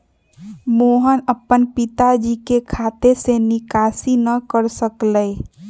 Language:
Magahi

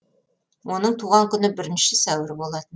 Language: Kazakh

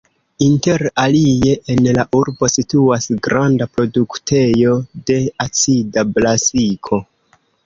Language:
Esperanto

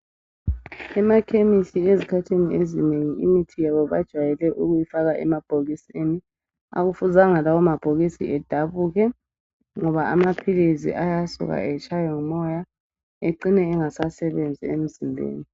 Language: North Ndebele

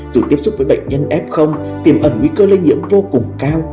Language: Vietnamese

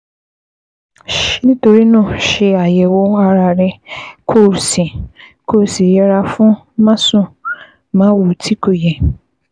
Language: Yoruba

